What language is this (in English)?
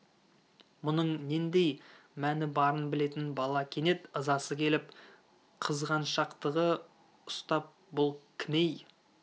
Kazakh